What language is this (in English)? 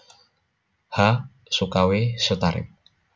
Javanese